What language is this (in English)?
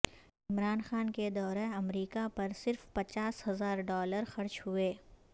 Urdu